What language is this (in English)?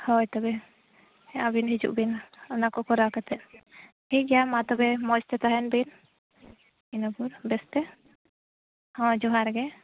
Santali